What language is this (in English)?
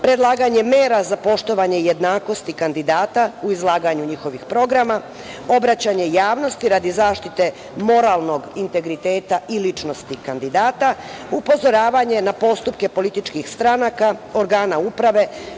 Serbian